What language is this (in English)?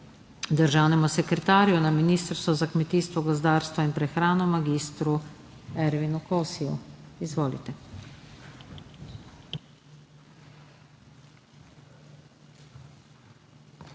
Slovenian